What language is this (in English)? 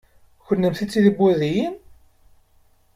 Kabyle